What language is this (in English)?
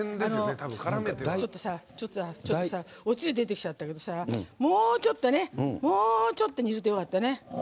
Japanese